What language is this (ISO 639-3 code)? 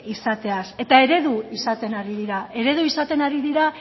eus